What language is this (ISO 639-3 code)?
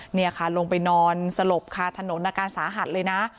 tha